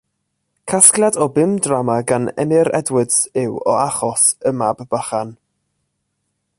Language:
Welsh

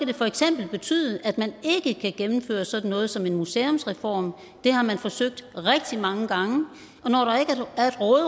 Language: Danish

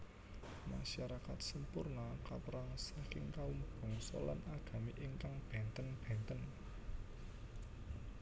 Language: Javanese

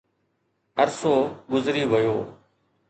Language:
Sindhi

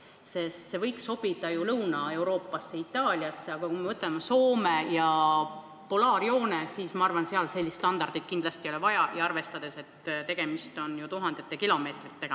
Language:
Estonian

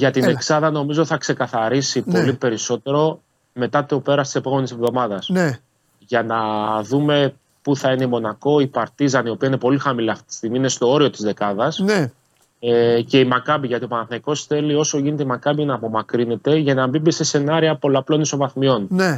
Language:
Greek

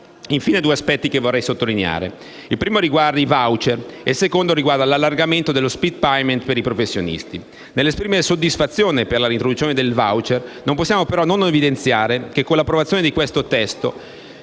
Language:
Italian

